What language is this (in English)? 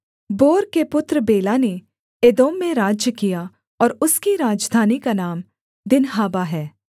Hindi